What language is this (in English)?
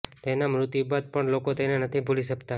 Gujarati